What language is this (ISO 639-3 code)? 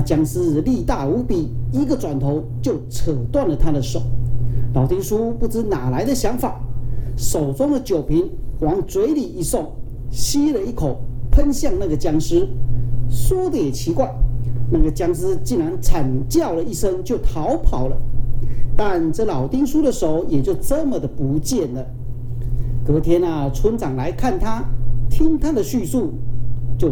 zho